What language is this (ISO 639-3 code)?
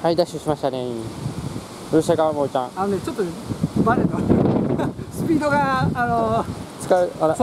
jpn